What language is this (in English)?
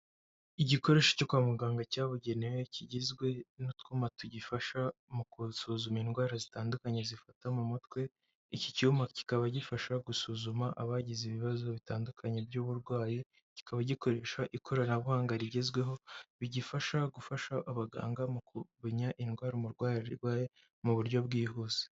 Kinyarwanda